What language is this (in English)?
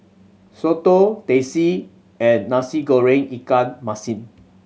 English